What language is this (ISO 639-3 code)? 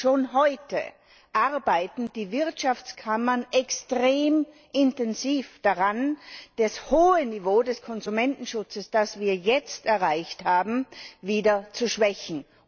deu